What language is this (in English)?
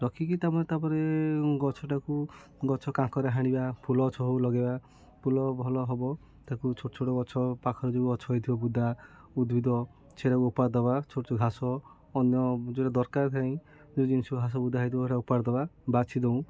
Odia